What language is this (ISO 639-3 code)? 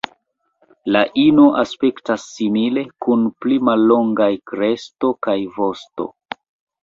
epo